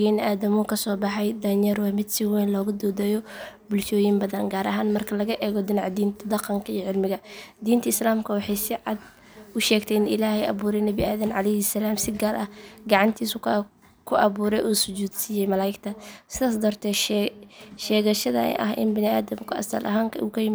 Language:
Somali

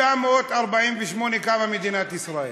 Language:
Hebrew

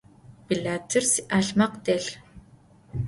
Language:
Adyghe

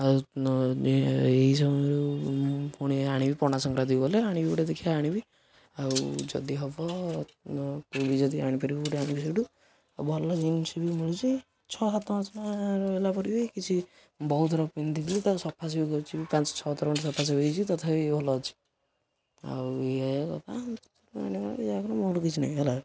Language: Odia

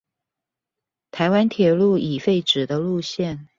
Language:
Chinese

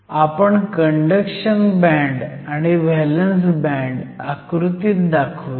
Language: Marathi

